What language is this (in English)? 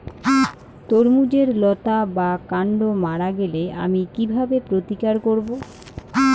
Bangla